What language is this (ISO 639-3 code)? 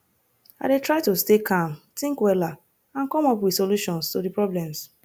pcm